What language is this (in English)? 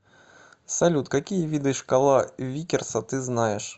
Russian